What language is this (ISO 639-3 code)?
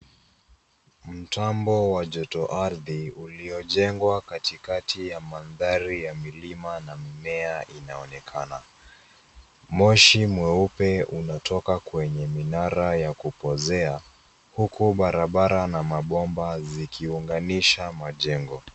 swa